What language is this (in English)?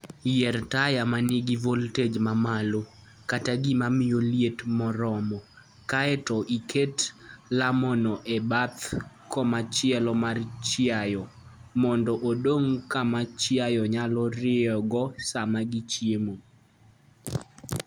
Luo (Kenya and Tanzania)